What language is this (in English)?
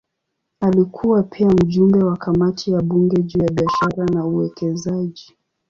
Swahili